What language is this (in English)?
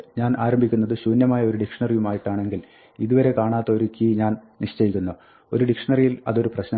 Malayalam